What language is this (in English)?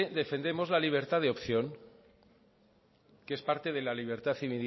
Spanish